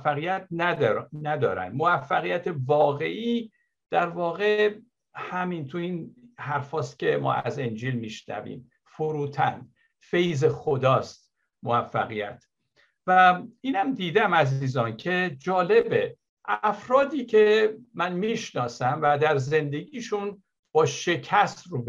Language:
Persian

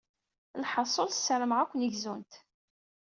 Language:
Kabyle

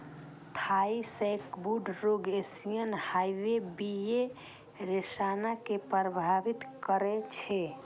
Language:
Maithili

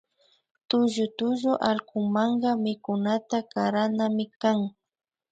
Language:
Imbabura Highland Quichua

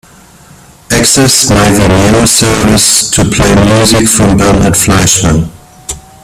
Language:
English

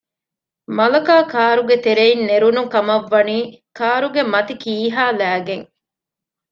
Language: Divehi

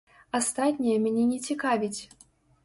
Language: Belarusian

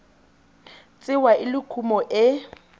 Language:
Tswana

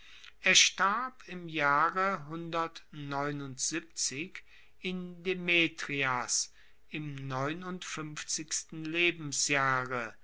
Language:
German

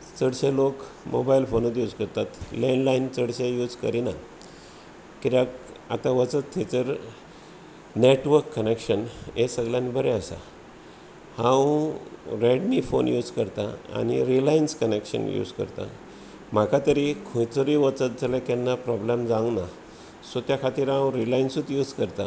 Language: Konkani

